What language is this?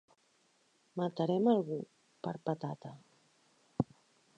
Catalan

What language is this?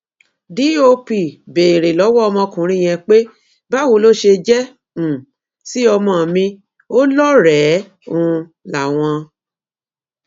Yoruba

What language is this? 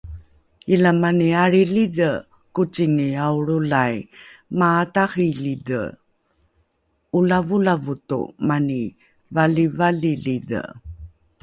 Rukai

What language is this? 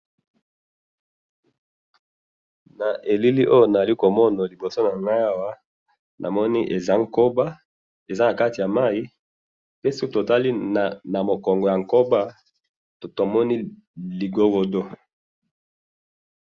Lingala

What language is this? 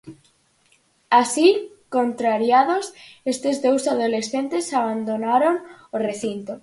Galician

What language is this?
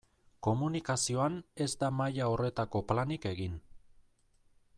Basque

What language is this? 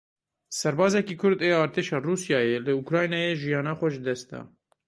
Kurdish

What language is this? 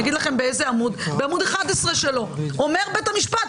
Hebrew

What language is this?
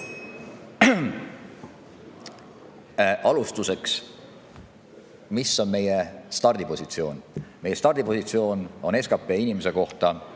Estonian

